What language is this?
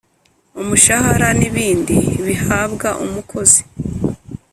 Kinyarwanda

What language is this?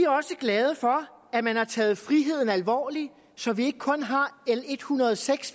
Danish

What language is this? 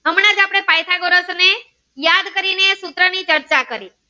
Gujarati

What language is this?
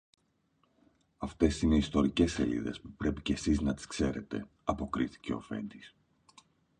Greek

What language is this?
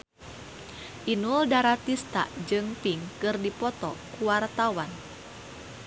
Sundanese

